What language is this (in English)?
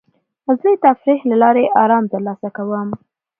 Pashto